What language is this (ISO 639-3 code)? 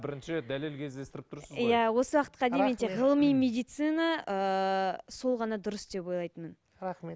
kaz